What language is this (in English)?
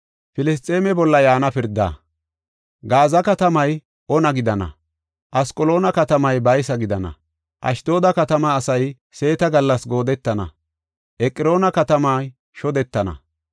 Gofa